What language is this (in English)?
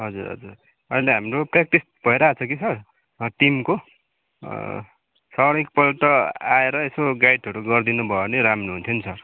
Nepali